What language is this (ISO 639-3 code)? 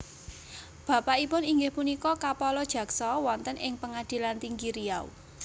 jav